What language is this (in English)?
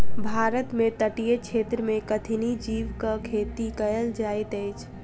Maithili